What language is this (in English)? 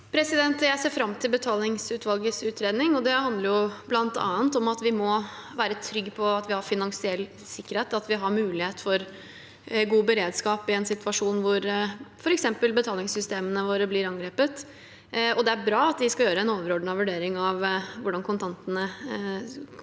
Norwegian